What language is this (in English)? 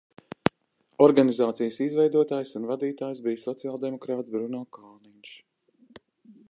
Latvian